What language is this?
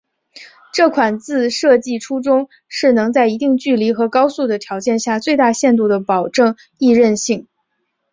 Chinese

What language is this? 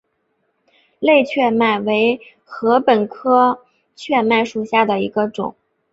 Chinese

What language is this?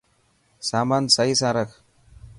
Dhatki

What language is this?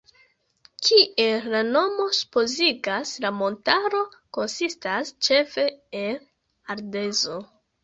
Esperanto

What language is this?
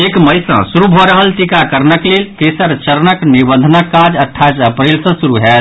Maithili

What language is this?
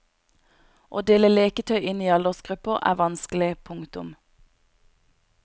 Norwegian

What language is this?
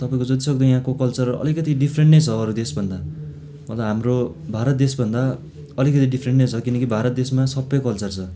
Nepali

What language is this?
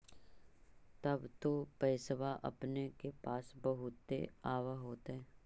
Magahi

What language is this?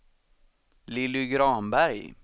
Swedish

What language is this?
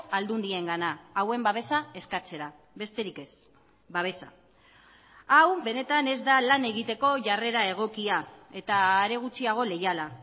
Basque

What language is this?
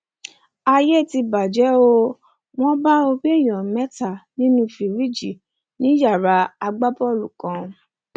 Yoruba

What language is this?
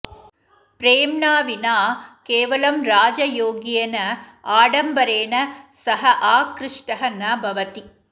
Sanskrit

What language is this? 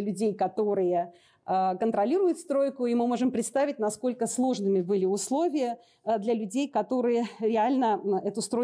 Russian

